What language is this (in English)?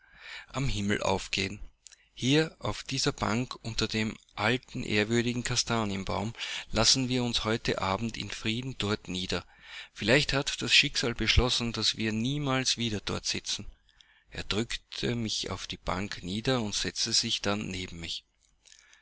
German